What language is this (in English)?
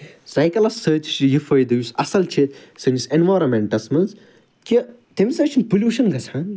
Kashmiri